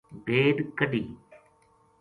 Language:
Gujari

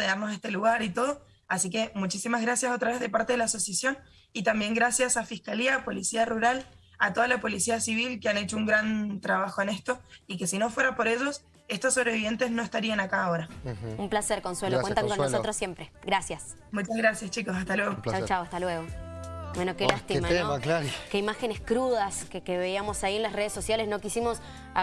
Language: Spanish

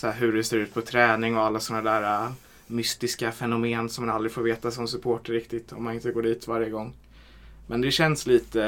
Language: Swedish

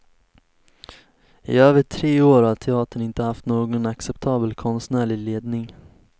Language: Swedish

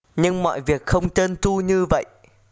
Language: Vietnamese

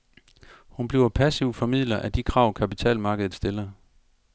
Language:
Danish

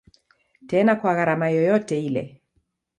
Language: Swahili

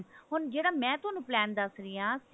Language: Punjabi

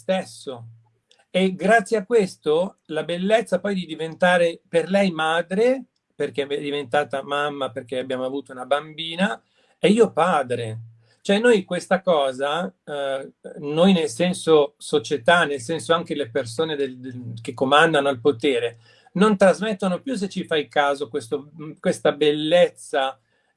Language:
Italian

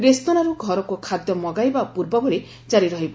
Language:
Odia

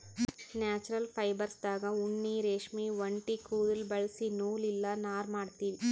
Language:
Kannada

